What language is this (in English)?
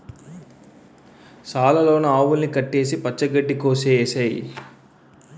Telugu